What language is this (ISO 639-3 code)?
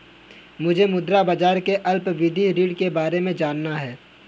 hin